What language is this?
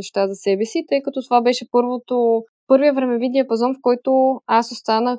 Bulgarian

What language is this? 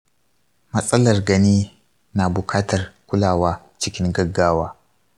Hausa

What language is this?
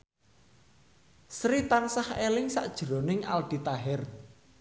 Javanese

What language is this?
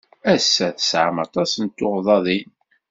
Kabyle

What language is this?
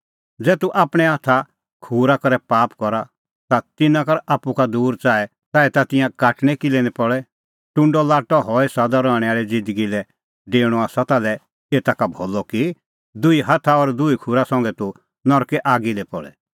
Kullu Pahari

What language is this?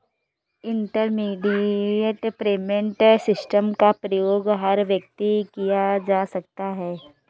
Hindi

